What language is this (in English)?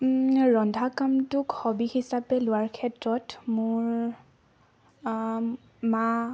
Assamese